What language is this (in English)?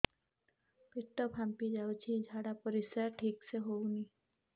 Odia